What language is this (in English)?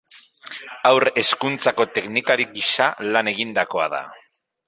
Basque